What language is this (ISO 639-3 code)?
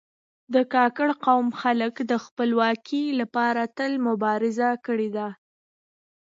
pus